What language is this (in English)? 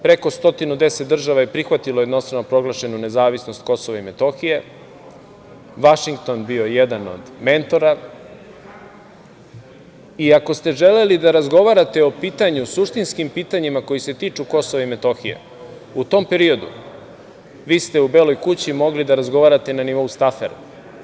Serbian